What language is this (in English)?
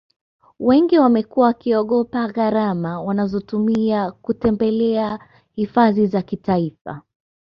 Swahili